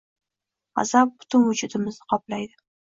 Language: Uzbek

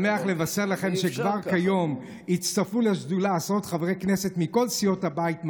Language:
Hebrew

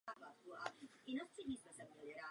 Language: Czech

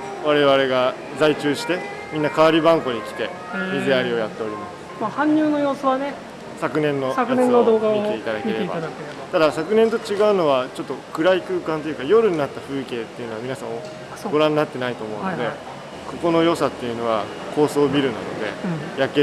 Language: Japanese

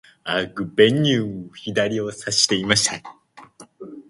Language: Japanese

